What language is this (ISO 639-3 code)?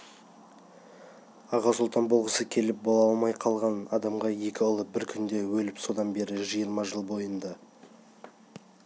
kaz